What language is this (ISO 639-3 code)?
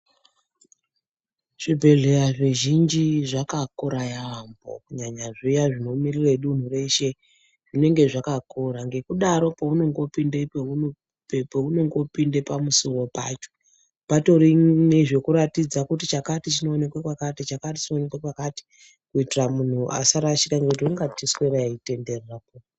ndc